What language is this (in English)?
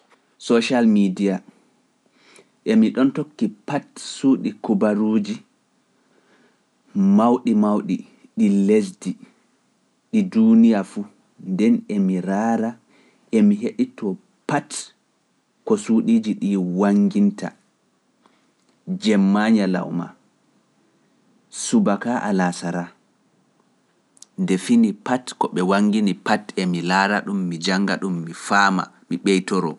Pular